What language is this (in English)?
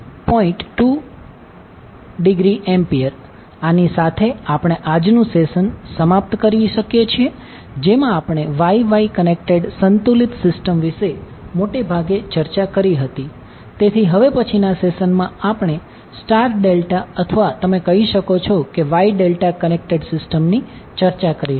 Gujarati